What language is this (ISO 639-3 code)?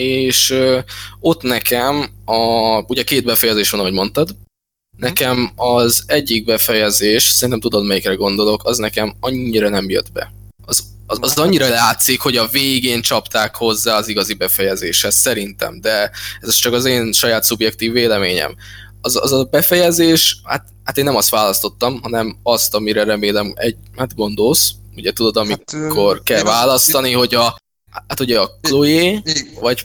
hun